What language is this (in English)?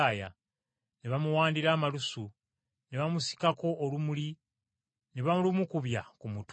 Ganda